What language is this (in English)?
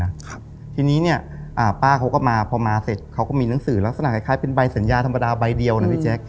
Thai